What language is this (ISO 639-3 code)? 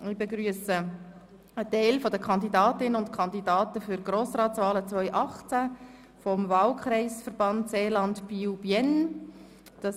gsw